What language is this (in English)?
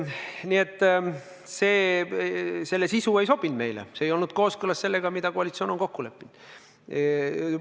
Estonian